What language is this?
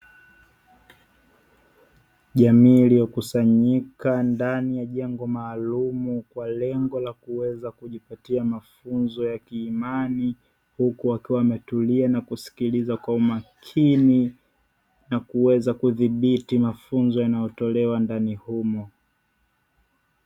Swahili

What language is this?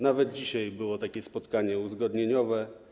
Polish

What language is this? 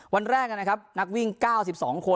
Thai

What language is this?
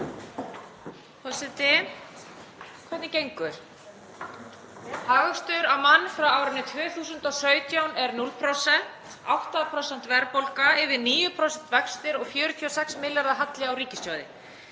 Icelandic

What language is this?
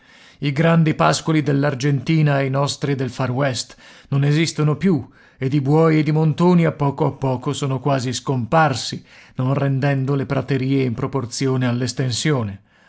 Italian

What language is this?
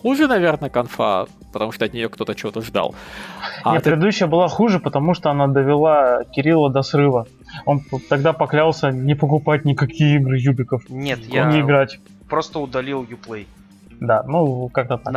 Russian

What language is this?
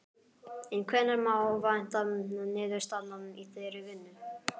Icelandic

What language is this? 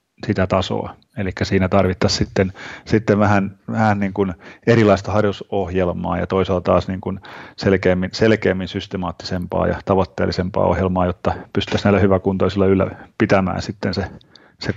Finnish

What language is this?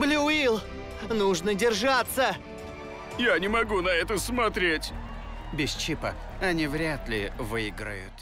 Russian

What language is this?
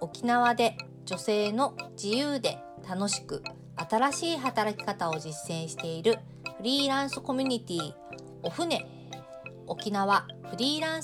Japanese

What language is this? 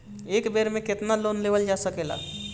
Bhojpuri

